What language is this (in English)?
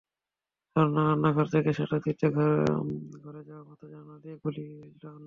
Bangla